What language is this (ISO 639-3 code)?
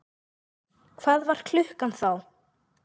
isl